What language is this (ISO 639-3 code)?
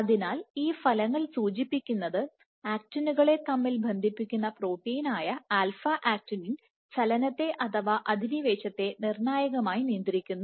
mal